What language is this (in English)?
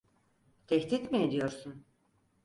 Turkish